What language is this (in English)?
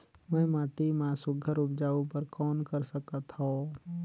Chhattisgarhi